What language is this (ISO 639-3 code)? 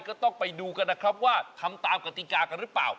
tha